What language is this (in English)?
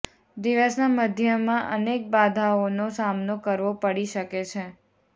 Gujarati